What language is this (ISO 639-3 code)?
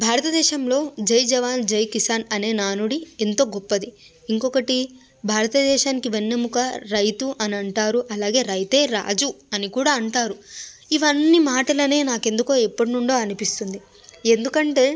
tel